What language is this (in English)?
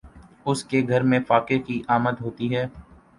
Urdu